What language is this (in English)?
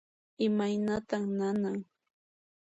Puno Quechua